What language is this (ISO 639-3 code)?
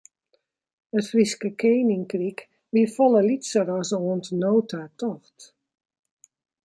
fry